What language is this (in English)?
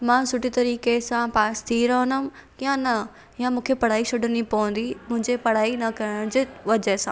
Sindhi